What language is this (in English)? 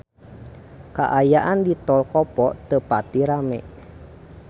Sundanese